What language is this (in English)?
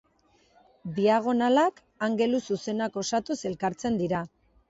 Basque